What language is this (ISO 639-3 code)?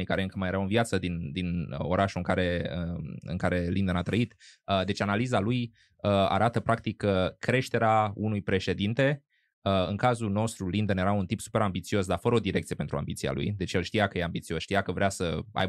ron